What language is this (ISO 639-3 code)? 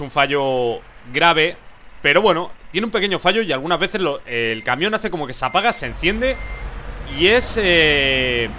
spa